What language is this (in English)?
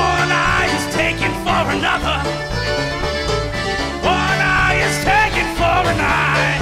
English